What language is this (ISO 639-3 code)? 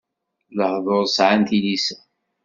kab